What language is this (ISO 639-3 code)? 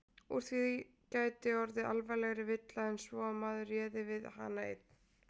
isl